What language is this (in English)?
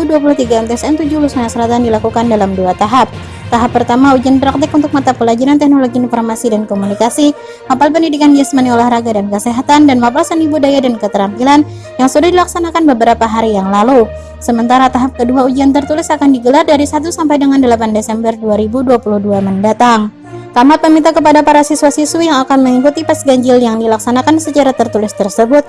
Indonesian